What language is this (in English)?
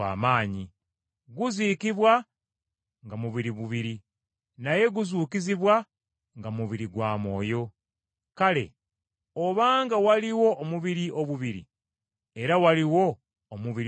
Ganda